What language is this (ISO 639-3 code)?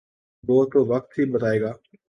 urd